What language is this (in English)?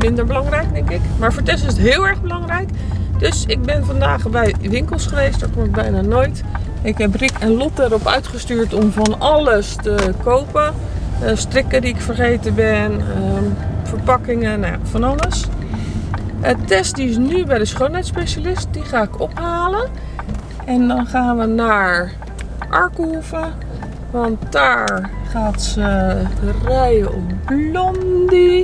Dutch